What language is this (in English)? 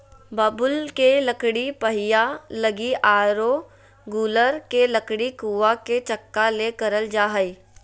Magahi